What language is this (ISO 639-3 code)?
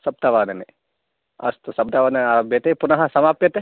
san